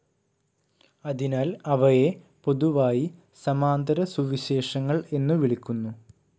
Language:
Malayalam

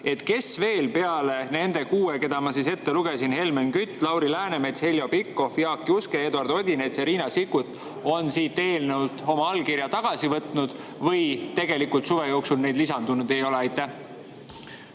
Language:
Estonian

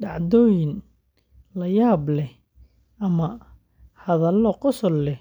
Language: Somali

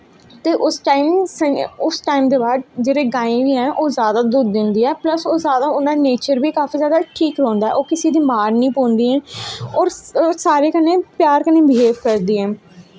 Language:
Dogri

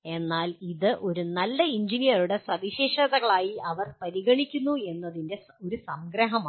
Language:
Malayalam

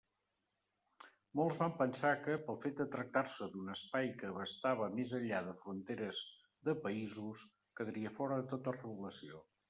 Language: Catalan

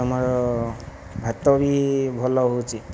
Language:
Odia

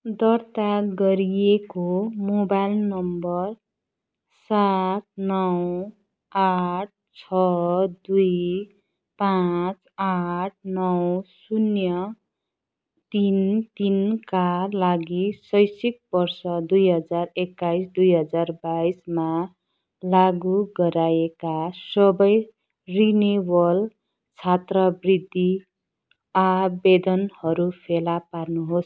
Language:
Nepali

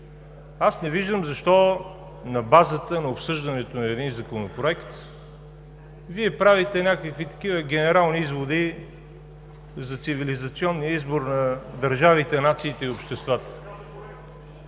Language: Bulgarian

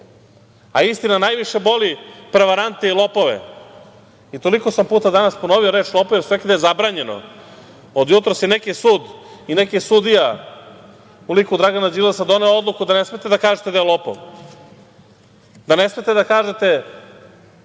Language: Serbian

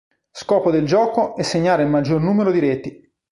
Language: Italian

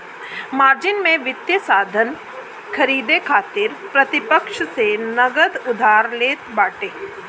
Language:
Bhojpuri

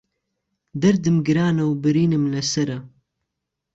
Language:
Central Kurdish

